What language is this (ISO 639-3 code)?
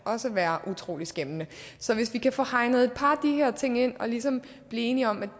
dan